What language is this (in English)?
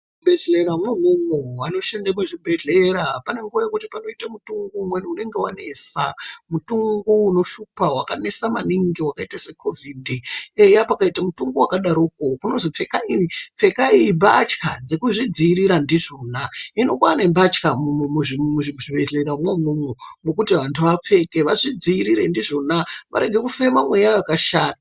Ndau